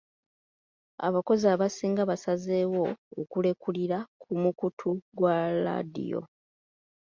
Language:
Ganda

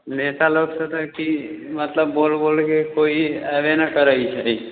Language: Maithili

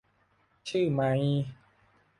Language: Thai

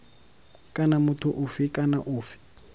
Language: Tswana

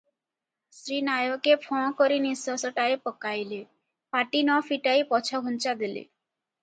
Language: Odia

